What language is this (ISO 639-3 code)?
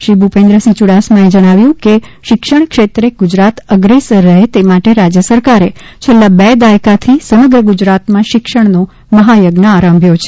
guj